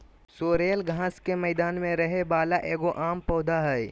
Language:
Magahi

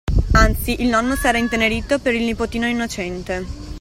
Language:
Italian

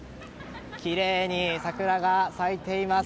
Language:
Japanese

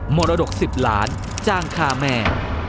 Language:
Thai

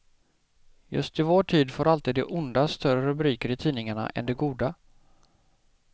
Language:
Swedish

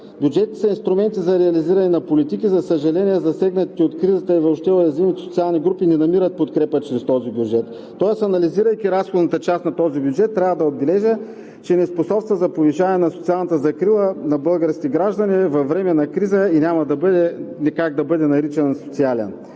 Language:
Bulgarian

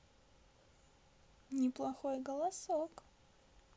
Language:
Russian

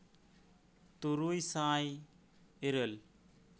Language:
Santali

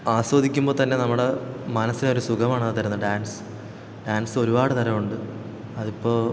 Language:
Malayalam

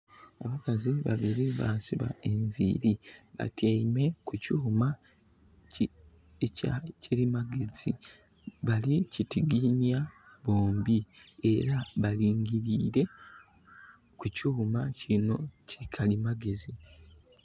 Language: Soga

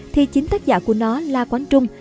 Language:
Vietnamese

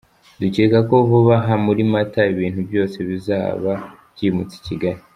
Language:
Kinyarwanda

